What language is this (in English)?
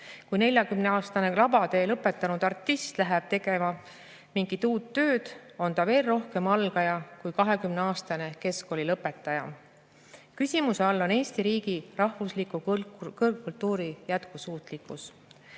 Estonian